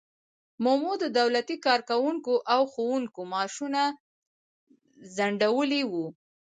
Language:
Pashto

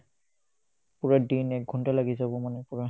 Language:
Assamese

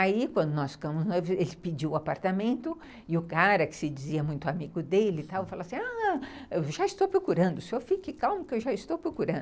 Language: Portuguese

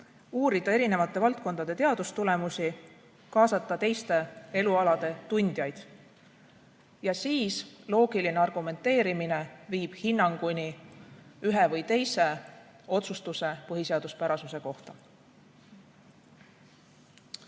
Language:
Estonian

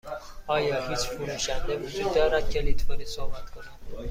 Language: Persian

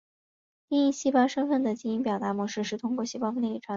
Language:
Chinese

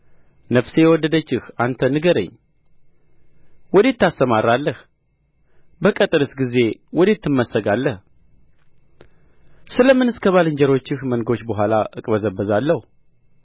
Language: Amharic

